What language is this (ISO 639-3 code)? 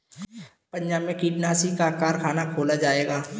hin